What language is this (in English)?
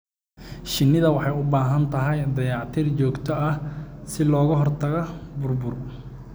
Somali